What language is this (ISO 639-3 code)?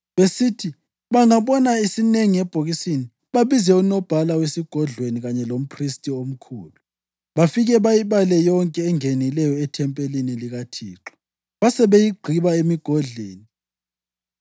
nde